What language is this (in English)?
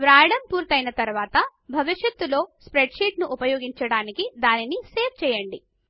Telugu